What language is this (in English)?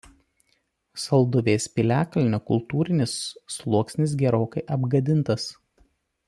Lithuanian